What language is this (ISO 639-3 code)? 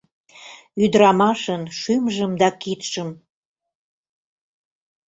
chm